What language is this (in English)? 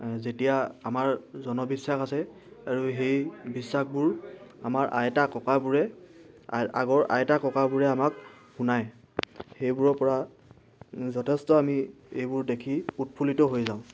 Assamese